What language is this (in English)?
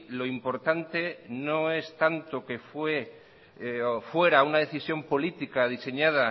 Spanish